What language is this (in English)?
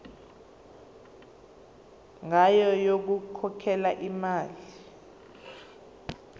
Zulu